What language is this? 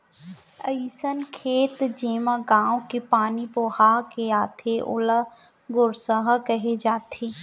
Chhattisgarhi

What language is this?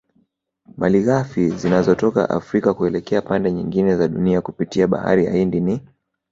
Swahili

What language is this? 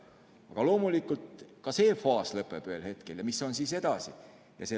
Estonian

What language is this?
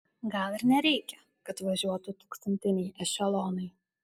Lithuanian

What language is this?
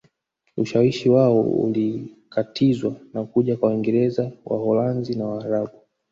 Swahili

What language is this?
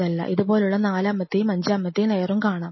Malayalam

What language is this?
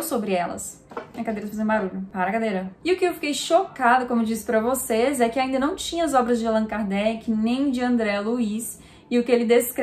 Portuguese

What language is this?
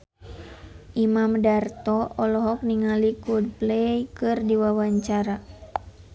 Sundanese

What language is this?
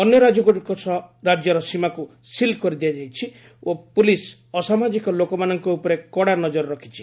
Odia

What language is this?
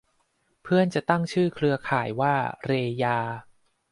Thai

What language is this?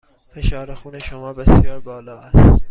Persian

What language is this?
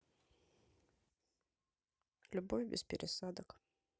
Russian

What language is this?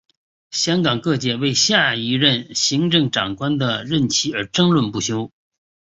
Chinese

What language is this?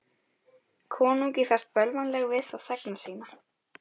Icelandic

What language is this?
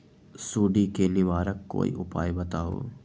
Magahi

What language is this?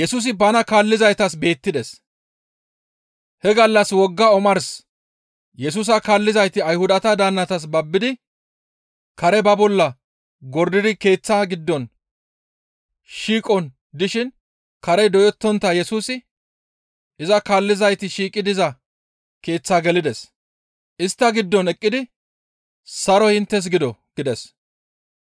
Gamo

